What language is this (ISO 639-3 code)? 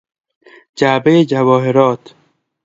fas